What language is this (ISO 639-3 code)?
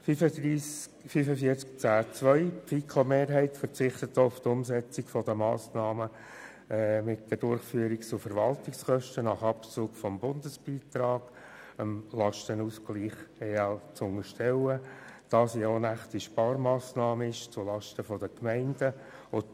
gsw